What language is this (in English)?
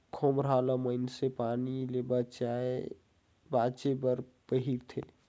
Chhattisgarhi